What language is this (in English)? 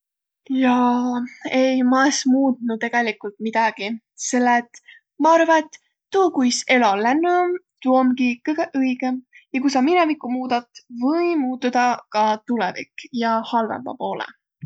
Võro